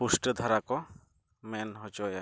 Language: Santali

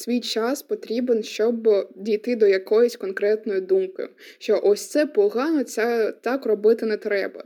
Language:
Ukrainian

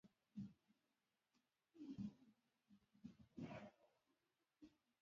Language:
Basque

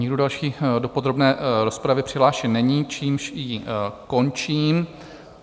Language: Czech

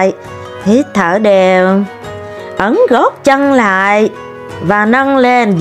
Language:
Vietnamese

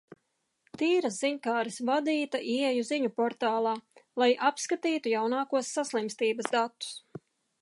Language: Latvian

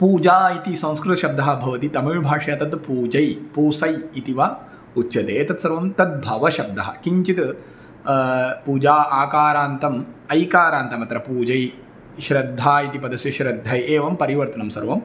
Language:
Sanskrit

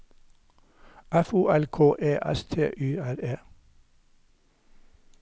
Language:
Norwegian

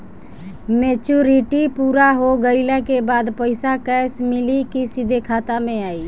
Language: Bhojpuri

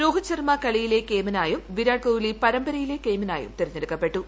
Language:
Malayalam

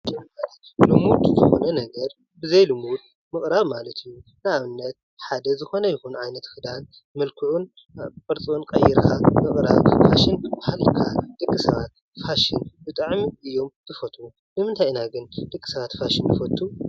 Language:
Tigrinya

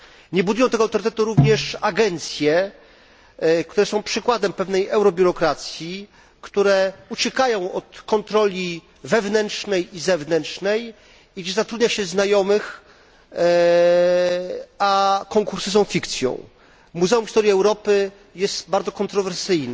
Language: Polish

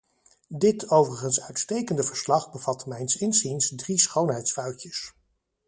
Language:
Dutch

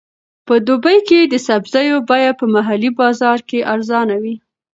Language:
Pashto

